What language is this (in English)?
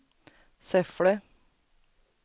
Swedish